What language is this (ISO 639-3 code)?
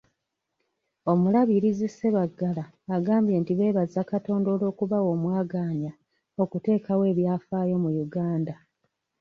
lug